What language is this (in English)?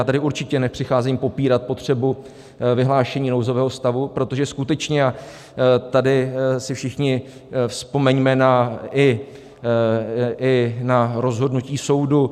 Czech